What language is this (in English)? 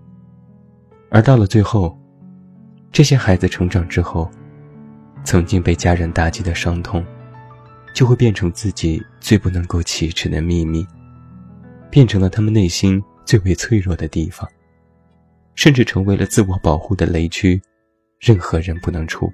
Chinese